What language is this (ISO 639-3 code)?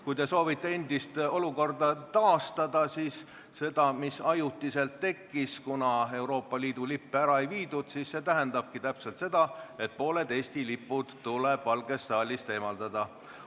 est